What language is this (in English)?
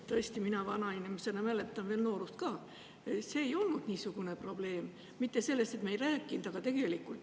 Estonian